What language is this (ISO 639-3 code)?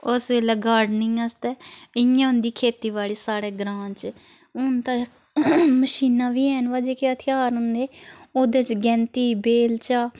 doi